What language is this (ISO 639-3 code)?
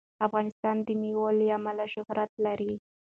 pus